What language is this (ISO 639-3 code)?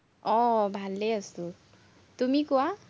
asm